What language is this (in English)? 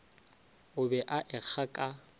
Northern Sotho